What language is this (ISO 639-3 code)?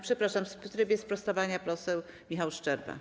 pol